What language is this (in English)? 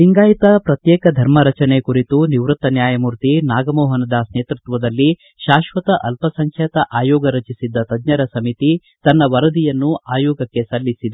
Kannada